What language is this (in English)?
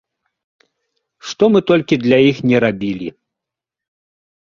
Belarusian